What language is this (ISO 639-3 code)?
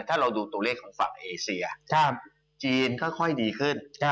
tha